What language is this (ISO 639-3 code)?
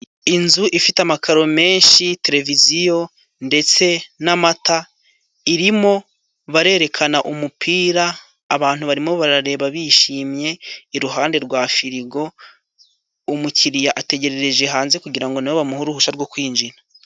kin